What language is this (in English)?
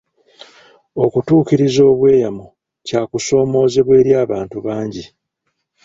Ganda